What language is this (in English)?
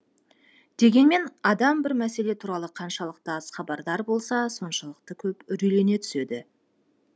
Kazakh